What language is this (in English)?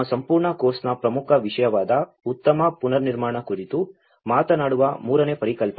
Kannada